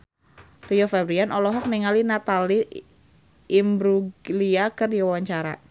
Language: Sundanese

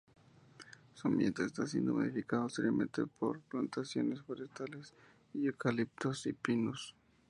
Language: Spanish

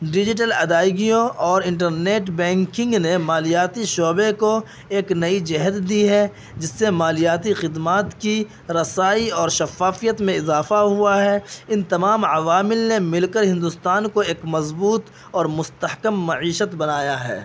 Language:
Urdu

